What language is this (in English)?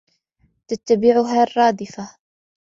Arabic